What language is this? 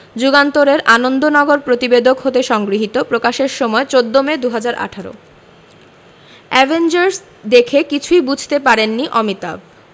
Bangla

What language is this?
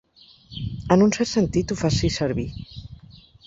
Catalan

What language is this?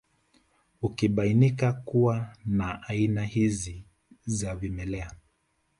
Swahili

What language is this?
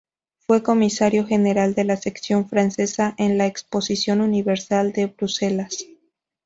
Spanish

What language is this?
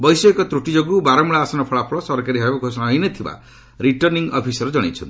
Odia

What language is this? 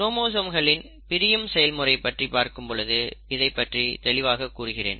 Tamil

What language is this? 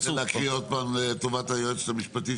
Hebrew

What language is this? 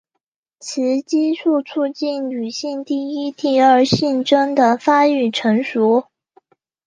Chinese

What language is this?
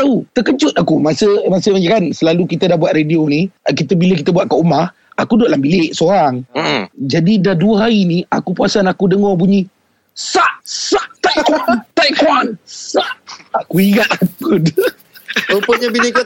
Malay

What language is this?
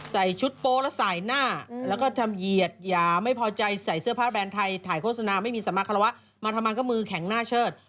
Thai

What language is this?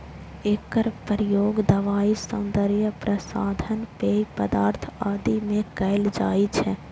Maithili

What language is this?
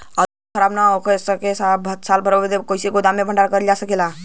Bhojpuri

